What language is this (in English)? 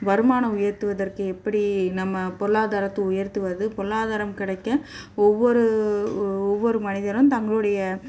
Tamil